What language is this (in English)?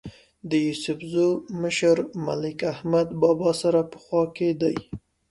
Pashto